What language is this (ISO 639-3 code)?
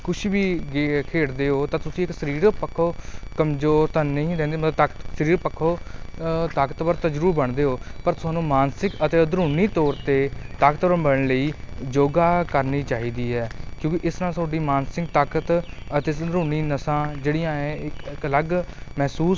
pan